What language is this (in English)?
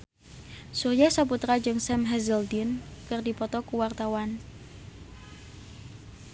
Sundanese